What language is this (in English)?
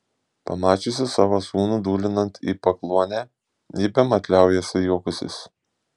Lithuanian